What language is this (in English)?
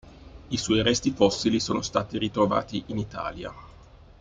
Italian